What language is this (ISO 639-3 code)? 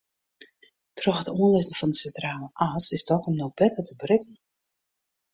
fry